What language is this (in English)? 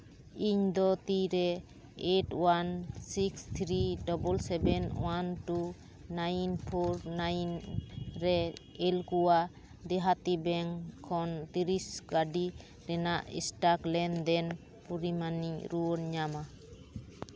Santali